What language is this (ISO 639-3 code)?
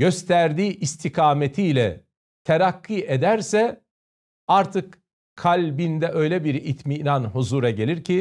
tur